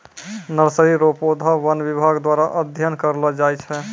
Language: Maithili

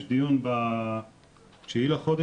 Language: Hebrew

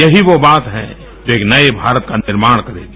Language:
Hindi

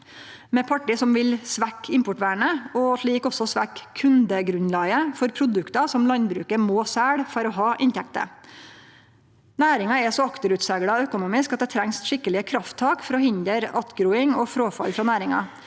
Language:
Norwegian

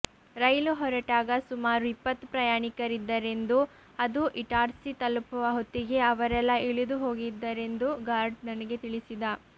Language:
Kannada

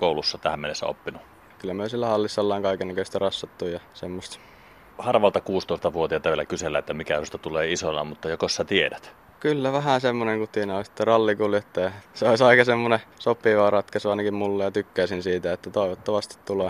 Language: Finnish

